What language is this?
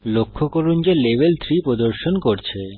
Bangla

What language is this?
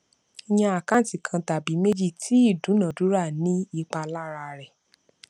Yoruba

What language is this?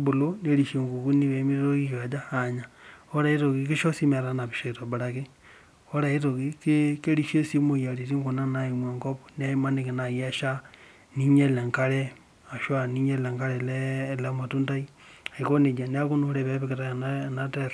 Masai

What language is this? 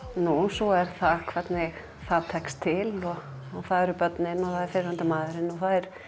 Icelandic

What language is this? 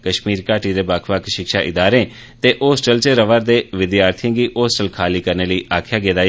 Dogri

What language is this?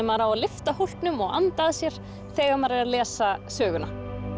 Icelandic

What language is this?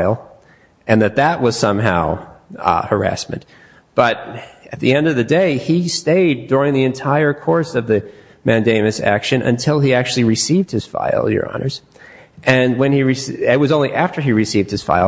English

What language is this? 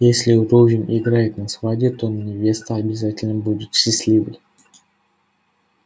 Russian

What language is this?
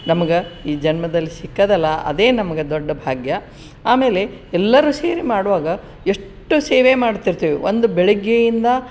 Kannada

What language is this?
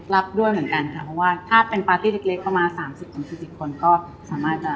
Thai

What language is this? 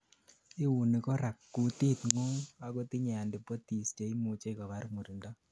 Kalenjin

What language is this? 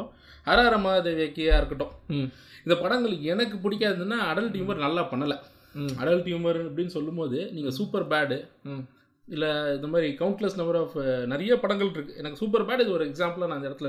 Tamil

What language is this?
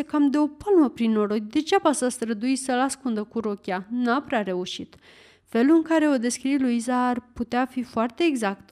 Romanian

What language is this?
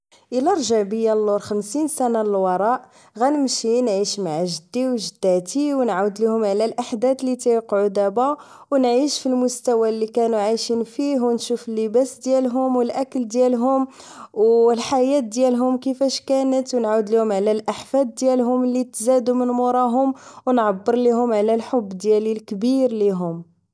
Moroccan Arabic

